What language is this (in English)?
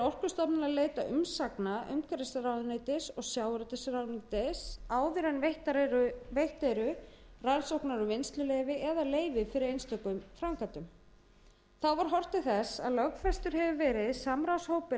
Icelandic